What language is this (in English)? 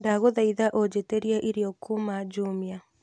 Kikuyu